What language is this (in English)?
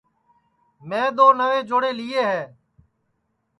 Sansi